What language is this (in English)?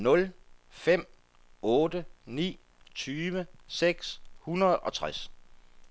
Danish